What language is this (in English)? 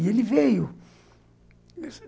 Portuguese